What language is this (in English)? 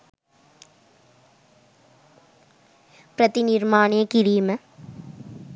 Sinhala